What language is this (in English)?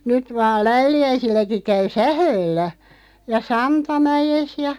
Finnish